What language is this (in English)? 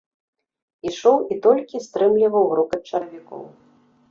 Belarusian